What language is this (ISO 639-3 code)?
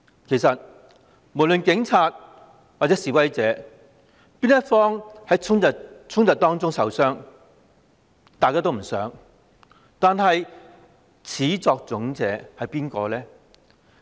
yue